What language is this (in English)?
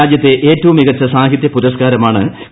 Malayalam